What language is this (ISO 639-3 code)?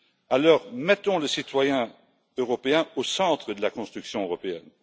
fra